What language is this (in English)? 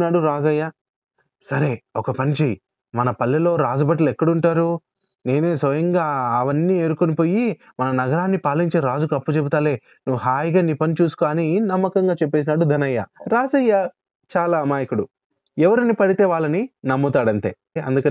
Telugu